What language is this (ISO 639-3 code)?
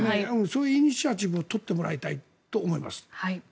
jpn